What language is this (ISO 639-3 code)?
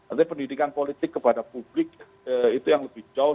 ind